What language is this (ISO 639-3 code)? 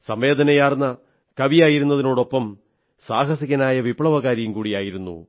mal